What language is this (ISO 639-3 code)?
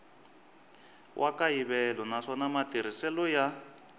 tso